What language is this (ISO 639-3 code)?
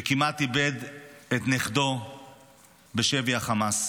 heb